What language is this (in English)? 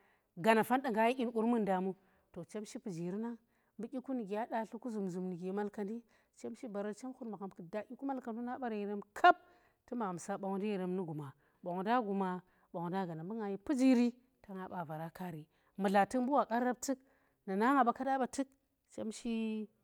Tera